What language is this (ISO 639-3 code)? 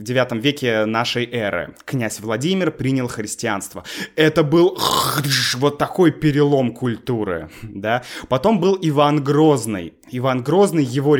rus